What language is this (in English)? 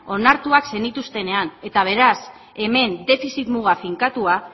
Basque